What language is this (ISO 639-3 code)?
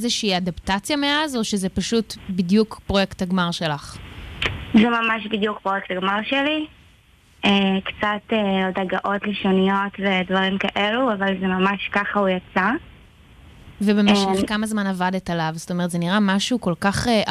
heb